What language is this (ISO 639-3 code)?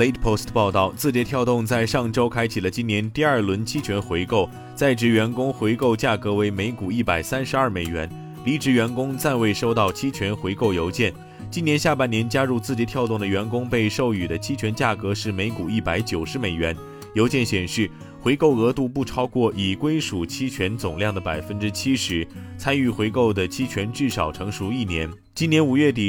zho